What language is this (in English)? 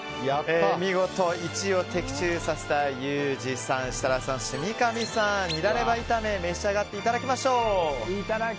Japanese